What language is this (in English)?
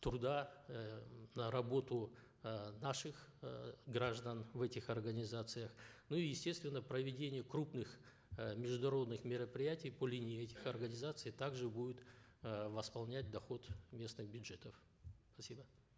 Kazakh